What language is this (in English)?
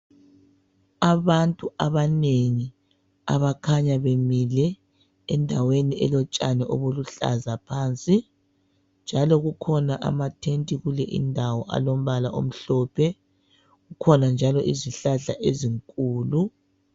North Ndebele